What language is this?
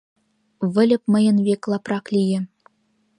Mari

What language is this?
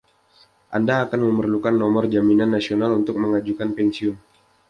Indonesian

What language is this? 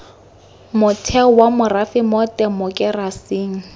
Tswana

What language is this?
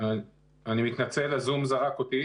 Hebrew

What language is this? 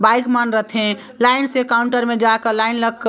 Chhattisgarhi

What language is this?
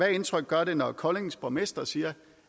Danish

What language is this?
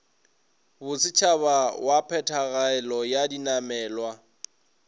Northern Sotho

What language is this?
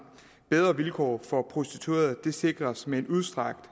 Danish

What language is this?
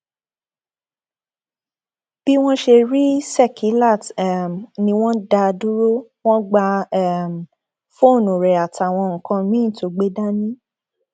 Yoruba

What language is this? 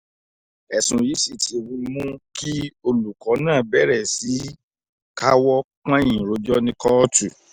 Yoruba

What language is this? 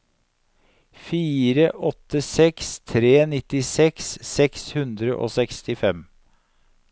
Norwegian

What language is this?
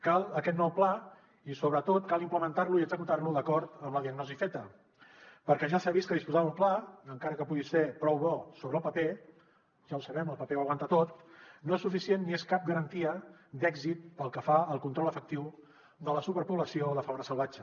Catalan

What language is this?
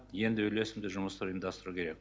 Kazakh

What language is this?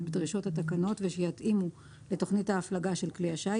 Hebrew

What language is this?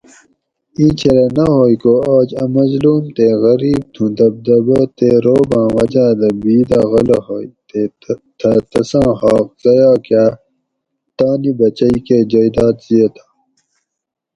Gawri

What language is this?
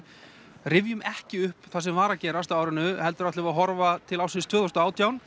Icelandic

